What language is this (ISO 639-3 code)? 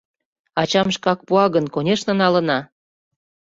chm